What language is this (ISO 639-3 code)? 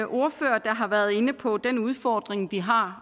dan